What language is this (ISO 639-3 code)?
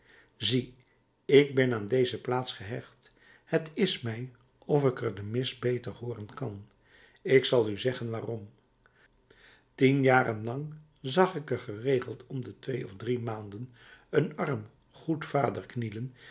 nld